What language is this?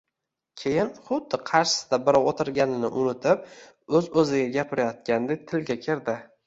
Uzbek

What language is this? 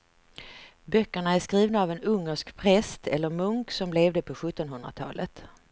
Swedish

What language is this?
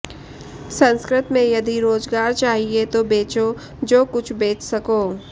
Sanskrit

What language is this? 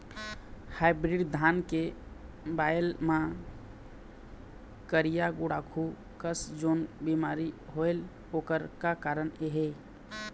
Chhattisgarhi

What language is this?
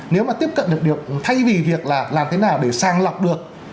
Vietnamese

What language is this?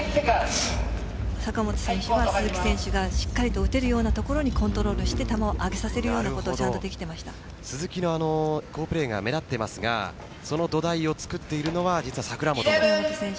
Japanese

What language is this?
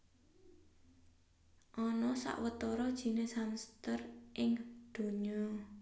Javanese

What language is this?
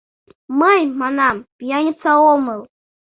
Mari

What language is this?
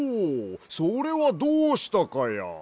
Japanese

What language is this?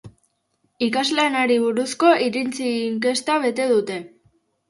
Basque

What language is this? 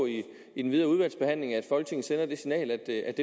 Danish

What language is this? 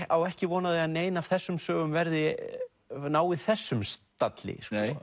Icelandic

